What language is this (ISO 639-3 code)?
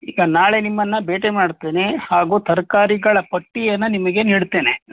kan